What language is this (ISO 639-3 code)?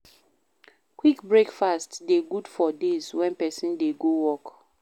pcm